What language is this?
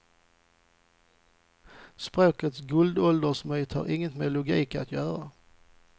Swedish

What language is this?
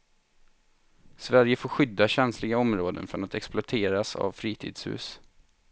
Swedish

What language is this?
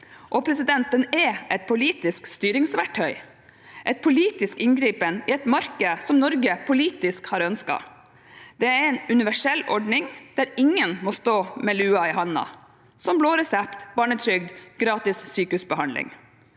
Norwegian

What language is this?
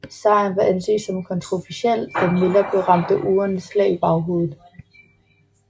Danish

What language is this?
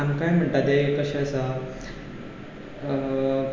Konkani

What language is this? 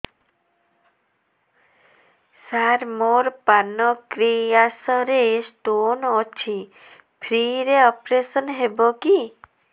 Odia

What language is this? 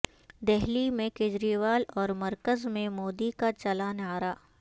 Urdu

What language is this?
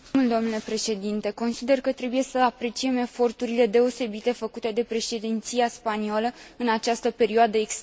Romanian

